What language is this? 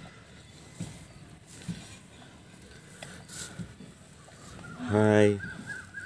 Romanian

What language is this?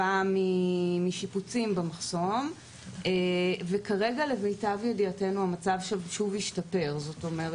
Hebrew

